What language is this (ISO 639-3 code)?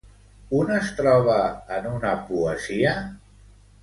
cat